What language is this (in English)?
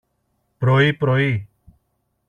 Greek